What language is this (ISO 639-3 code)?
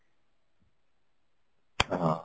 ori